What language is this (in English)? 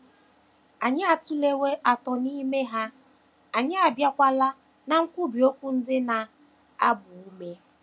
Igbo